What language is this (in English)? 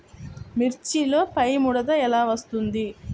Telugu